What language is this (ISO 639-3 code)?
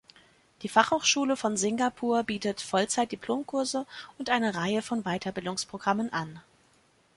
deu